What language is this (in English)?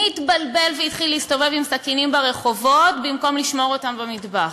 Hebrew